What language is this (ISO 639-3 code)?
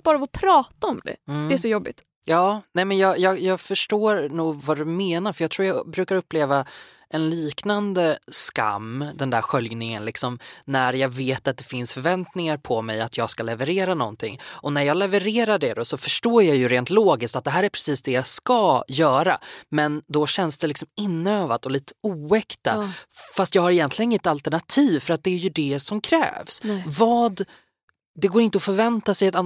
swe